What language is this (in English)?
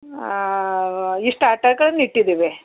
Kannada